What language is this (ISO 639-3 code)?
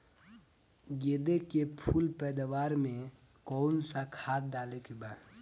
bho